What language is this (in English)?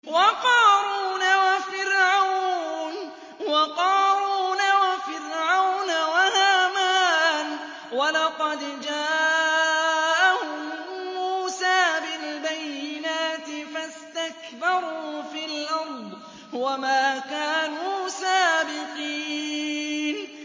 Arabic